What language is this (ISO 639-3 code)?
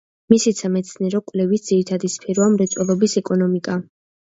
kat